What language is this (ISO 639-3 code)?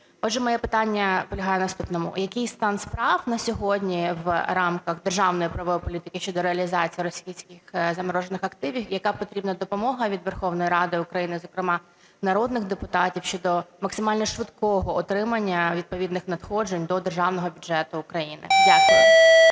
ukr